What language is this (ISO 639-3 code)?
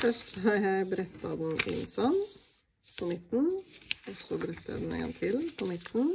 nor